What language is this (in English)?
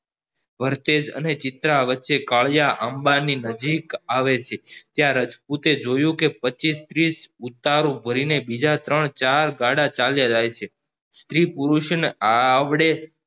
Gujarati